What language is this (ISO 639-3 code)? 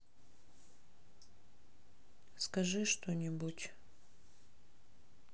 rus